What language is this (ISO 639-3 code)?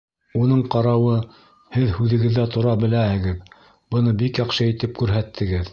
bak